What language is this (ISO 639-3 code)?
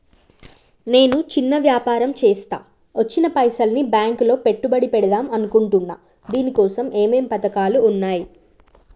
tel